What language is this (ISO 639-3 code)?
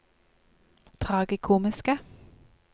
nor